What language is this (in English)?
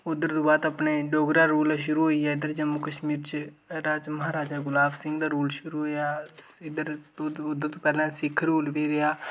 Dogri